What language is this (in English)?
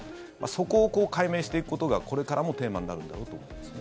Japanese